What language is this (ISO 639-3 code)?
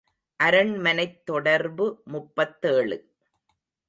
tam